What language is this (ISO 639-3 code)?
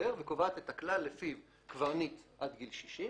heb